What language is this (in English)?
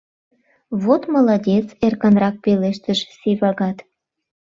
Mari